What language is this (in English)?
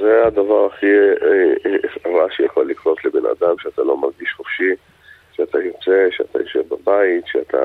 Hebrew